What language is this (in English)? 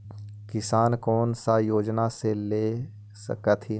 Magahi